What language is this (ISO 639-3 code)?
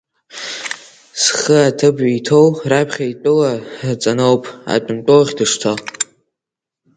abk